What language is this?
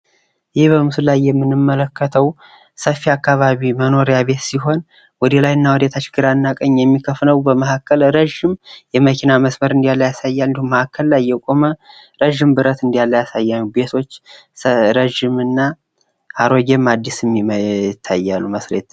Amharic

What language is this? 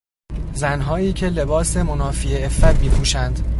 Persian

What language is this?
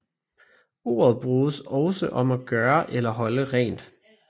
Danish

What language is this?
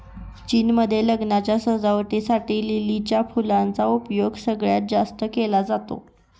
Marathi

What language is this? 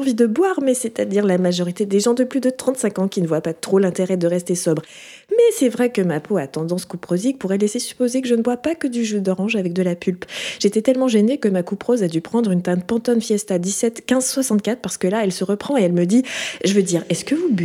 French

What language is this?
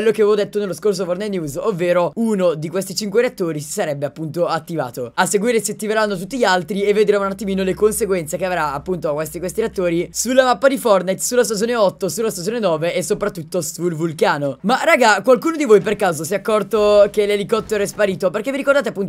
Italian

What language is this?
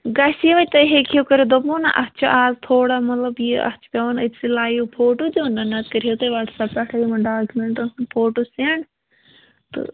Kashmiri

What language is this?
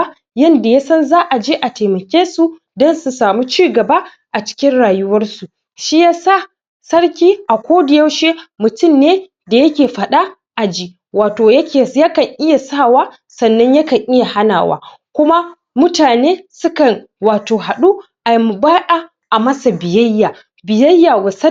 Hausa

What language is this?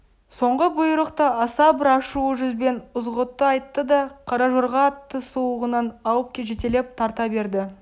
Kazakh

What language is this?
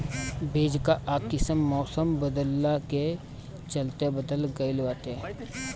Bhojpuri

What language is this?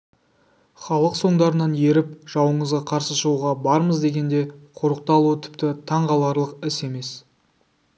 Kazakh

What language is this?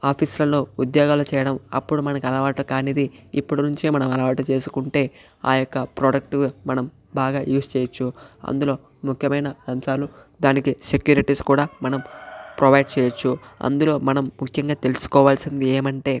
Telugu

